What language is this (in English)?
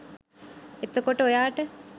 Sinhala